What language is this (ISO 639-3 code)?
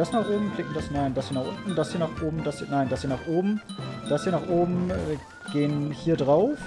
deu